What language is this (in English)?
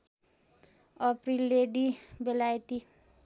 Nepali